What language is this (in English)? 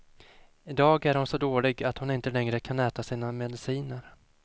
Swedish